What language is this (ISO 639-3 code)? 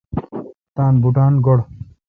xka